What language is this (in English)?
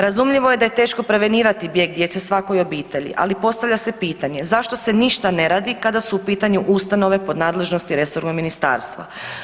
Croatian